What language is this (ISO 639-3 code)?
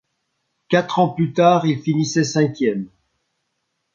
fra